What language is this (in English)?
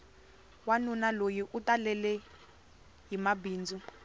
Tsonga